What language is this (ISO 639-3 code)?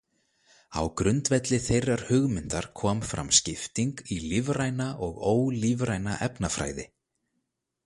isl